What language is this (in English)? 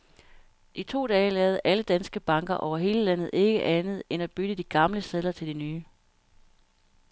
Danish